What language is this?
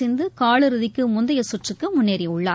Tamil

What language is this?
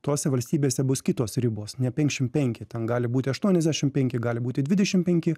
Lithuanian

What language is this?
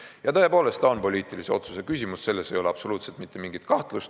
Estonian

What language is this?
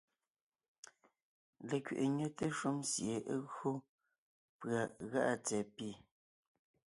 Ngiemboon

